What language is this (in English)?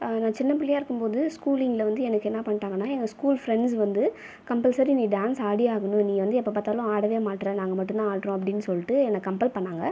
Tamil